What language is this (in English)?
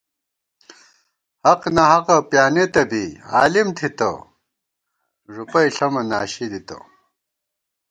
Gawar-Bati